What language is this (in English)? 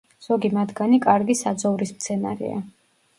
Georgian